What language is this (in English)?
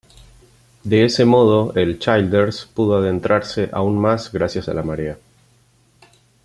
Spanish